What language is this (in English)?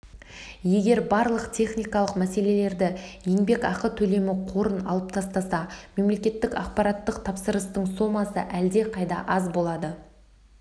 Kazakh